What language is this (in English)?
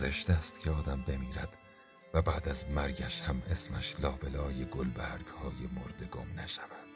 Persian